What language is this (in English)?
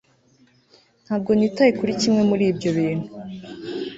Kinyarwanda